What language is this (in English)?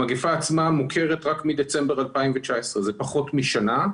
Hebrew